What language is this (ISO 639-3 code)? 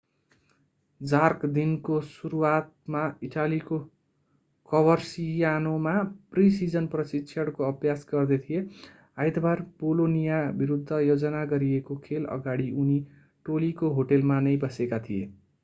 nep